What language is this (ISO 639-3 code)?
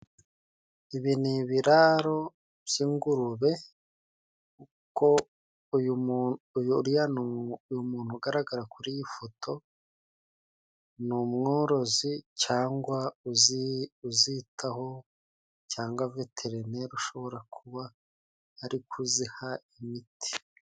kin